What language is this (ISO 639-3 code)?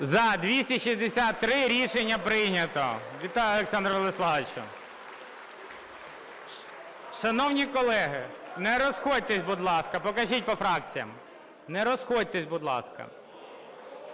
ukr